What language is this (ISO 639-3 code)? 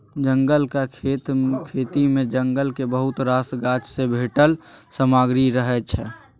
mai